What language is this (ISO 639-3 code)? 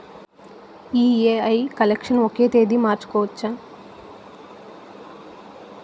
tel